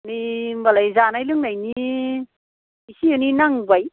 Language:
Bodo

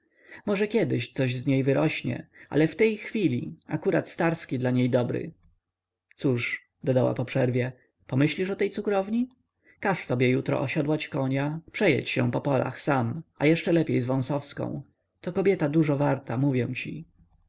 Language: Polish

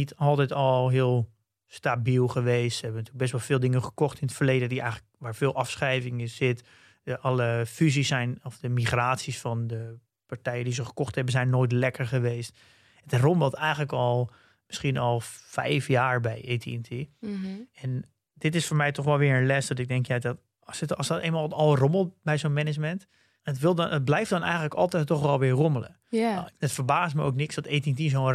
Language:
Dutch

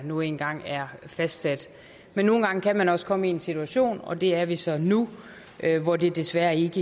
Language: Danish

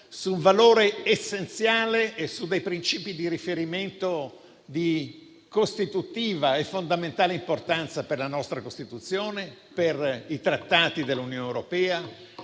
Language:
Italian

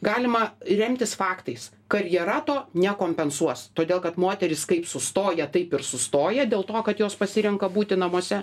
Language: Lithuanian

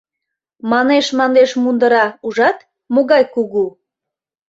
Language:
Mari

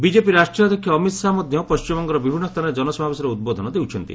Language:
Odia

